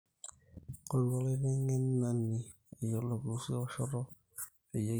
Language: Masai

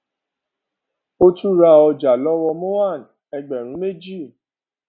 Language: Yoruba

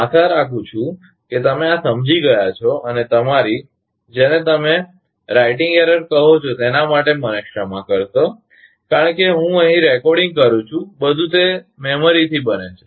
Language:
Gujarati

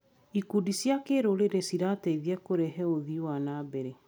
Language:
Kikuyu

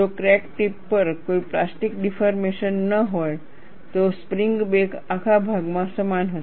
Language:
Gujarati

